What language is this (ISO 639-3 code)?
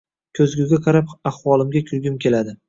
uzb